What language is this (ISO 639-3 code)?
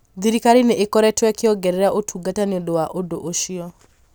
kik